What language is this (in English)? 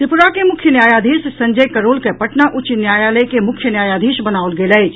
Maithili